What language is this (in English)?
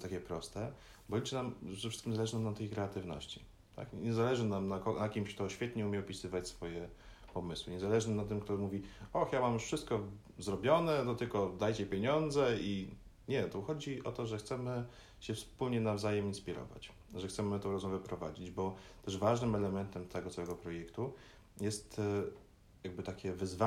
Polish